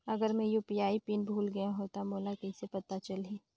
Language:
Chhattisgarhi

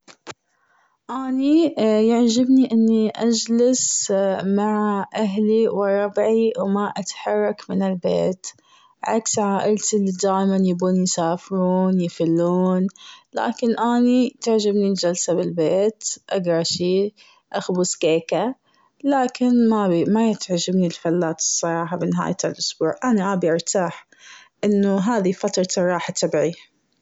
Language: Gulf Arabic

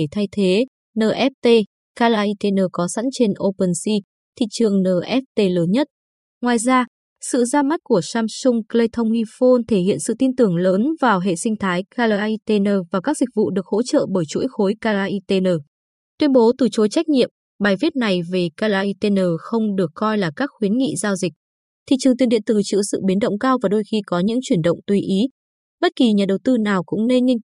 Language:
Vietnamese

